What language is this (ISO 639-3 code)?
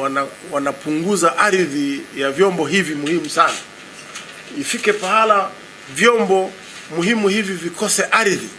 swa